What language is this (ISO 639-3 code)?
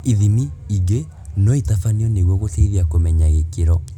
kik